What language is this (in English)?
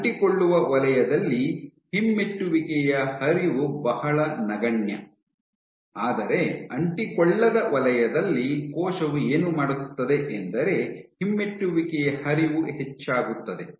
Kannada